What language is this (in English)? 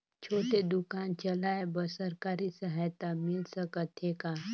Chhattisgarhi